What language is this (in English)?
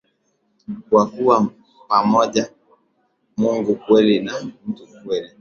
Swahili